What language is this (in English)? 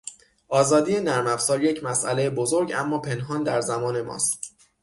Persian